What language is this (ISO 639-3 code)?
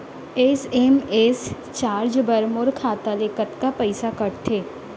hne